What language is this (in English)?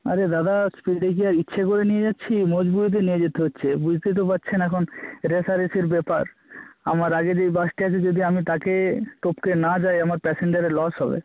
Bangla